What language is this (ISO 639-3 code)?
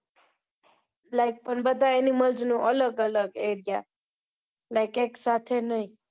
guj